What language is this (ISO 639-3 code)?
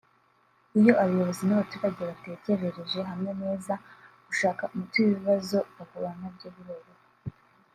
kin